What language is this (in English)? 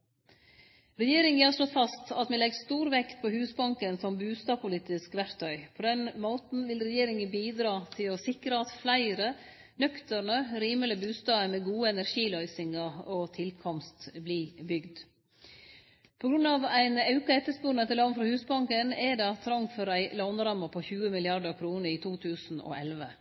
Norwegian Nynorsk